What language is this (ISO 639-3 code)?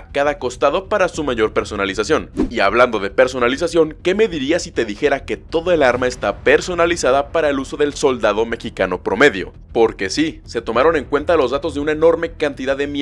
spa